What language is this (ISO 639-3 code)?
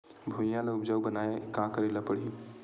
hne